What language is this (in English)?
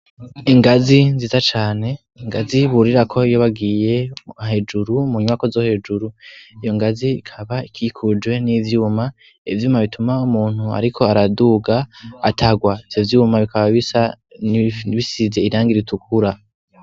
Rundi